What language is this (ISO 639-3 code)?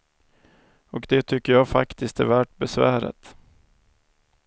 swe